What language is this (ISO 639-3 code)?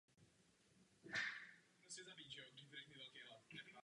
ces